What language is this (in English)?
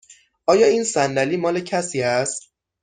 Persian